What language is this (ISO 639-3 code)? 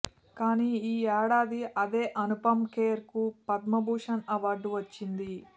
tel